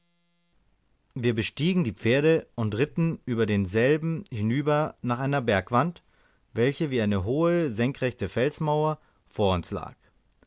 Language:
German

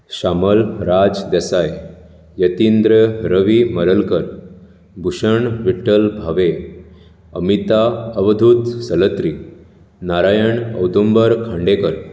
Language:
Konkani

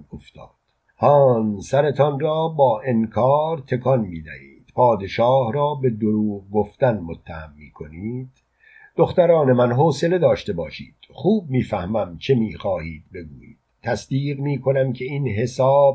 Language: Persian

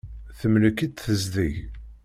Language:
Kabyle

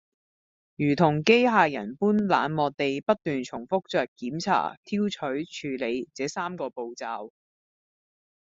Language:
Cantonese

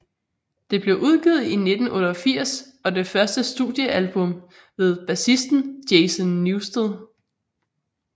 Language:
Danish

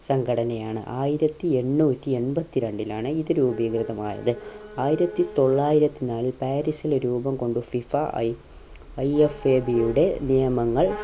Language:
Malayalam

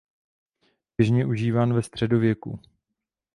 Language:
Czech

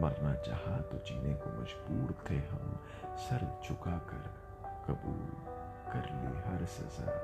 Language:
Hindi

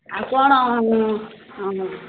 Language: Odia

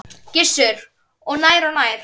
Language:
Icelandic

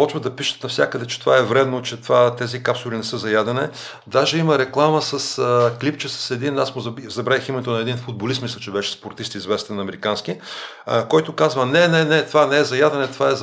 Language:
Bulgarian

